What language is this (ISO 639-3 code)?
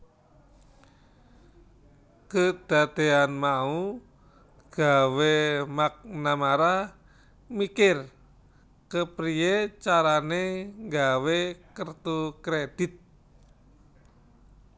jav